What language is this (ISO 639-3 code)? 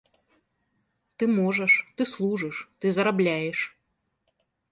bel